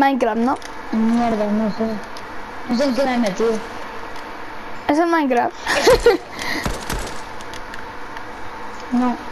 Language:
Spanish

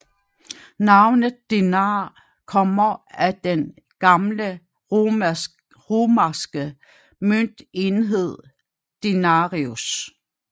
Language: Danish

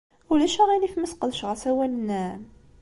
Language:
Kabyle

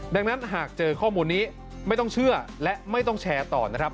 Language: Thai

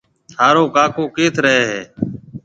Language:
Marwari (Pakistan)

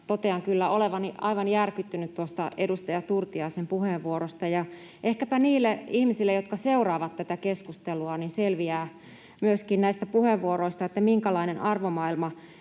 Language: Finnish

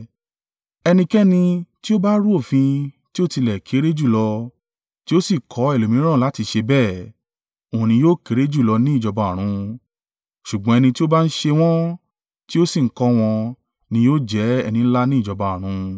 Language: Yoruba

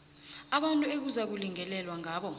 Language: South Ndebele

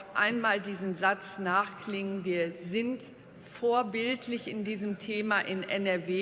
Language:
German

